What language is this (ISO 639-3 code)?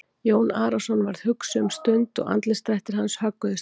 isl